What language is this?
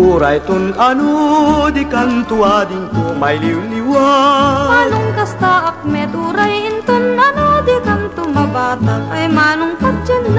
Filipino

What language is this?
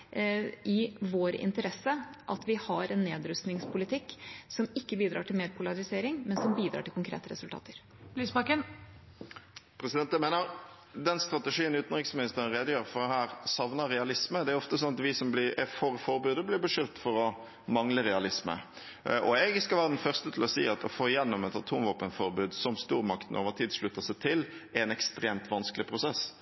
Norwegian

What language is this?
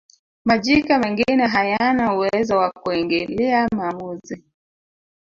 Swahili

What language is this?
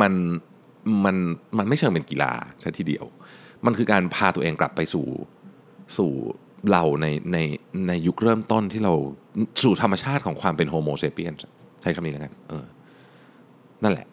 Thai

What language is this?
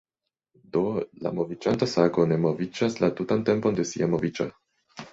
Esperanto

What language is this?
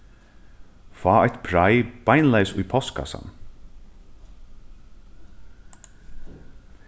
Faroese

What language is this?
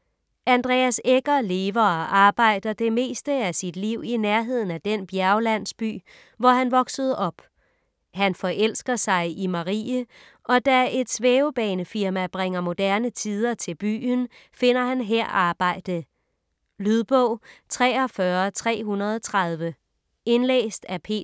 Danish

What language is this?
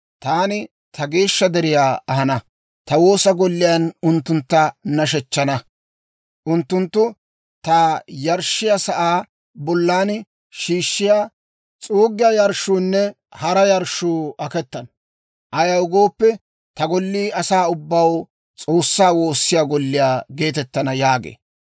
Dawro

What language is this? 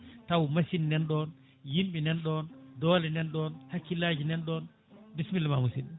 Fula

